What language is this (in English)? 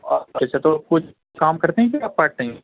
Urdu